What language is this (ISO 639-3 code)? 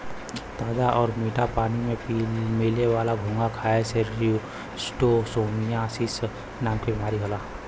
bho